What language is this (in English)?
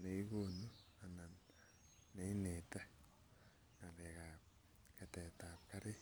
Kalenjin